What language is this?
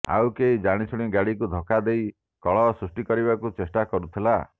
Odia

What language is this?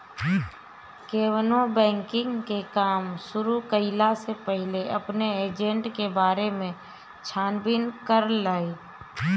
Bhojpuri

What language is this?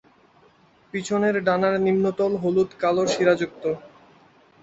Bangla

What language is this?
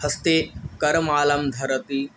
Sanskrit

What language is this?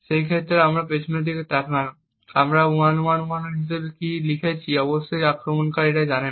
Bangla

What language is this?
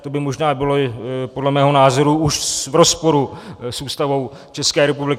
Czech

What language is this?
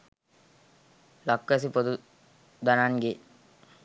Sinhala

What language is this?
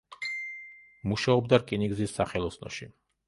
Georgian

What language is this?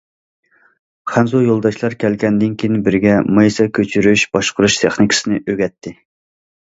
Uyghur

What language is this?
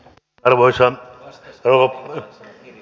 Finnish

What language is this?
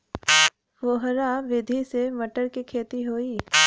Bhojpuri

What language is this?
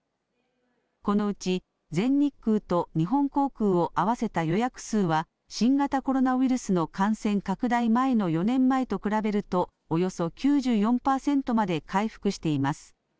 Japanese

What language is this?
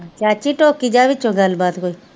Punjabi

